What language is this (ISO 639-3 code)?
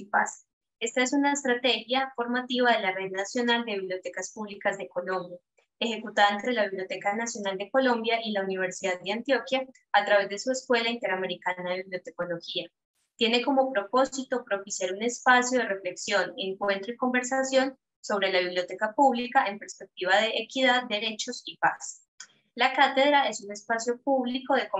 spa